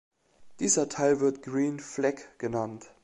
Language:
German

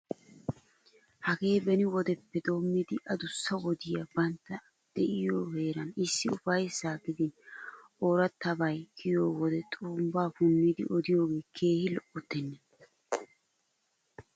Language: Wolaytta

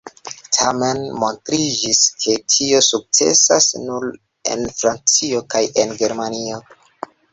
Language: Esperanto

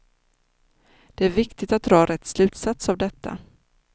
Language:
Swedish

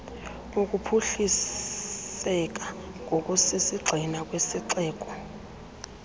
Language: Xhosa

